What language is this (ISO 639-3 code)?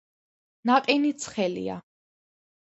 kat